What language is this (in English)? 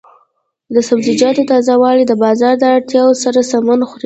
Pashto